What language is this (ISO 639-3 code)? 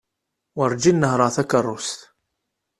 kab